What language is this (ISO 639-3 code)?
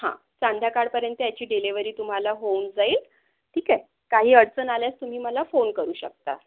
mar